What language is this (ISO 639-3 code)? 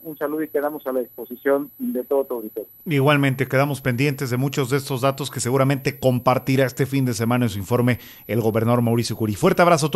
spa